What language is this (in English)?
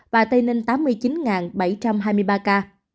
Vietnamese